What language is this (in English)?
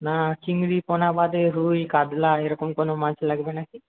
Bangla